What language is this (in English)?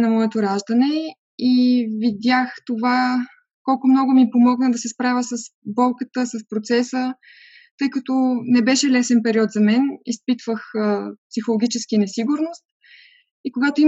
Bulgarian